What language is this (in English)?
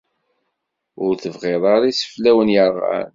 Kabyle